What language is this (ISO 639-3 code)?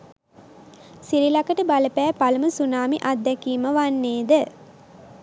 sin